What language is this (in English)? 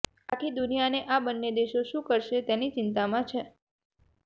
Gujarati